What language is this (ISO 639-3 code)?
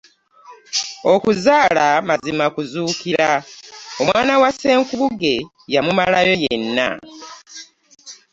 lug